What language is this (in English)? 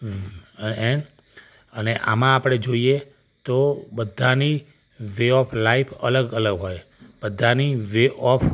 Gujarati